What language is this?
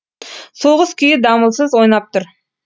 Kazakh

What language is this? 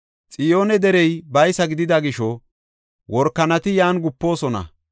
Gofa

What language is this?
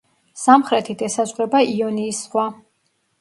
Georgian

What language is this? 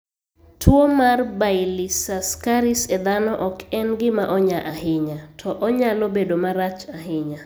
Luo (Kenya and Tanzania)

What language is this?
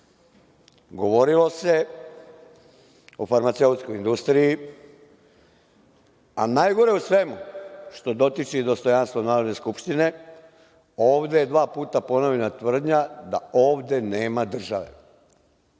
Serbian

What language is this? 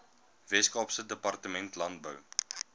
Afrikaans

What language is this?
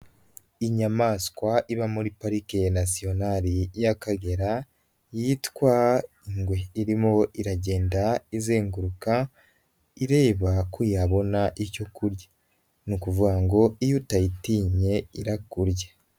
Kinyarwanda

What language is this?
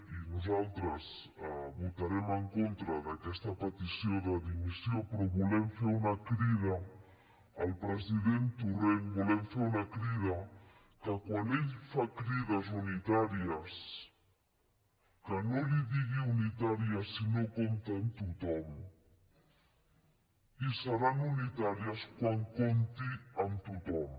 Catalan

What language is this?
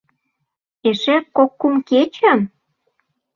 Mari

